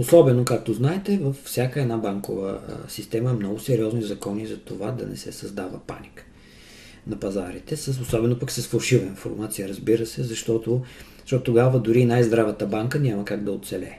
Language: Bulgarian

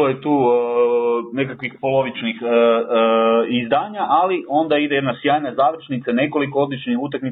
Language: Croatian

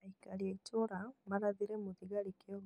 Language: Kikuyu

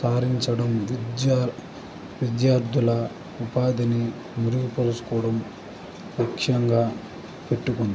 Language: Telugu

